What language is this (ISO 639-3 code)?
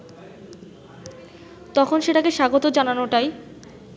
ben